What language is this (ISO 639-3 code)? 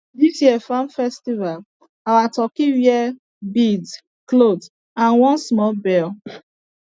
pcm